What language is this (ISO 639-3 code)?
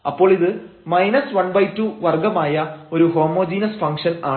mal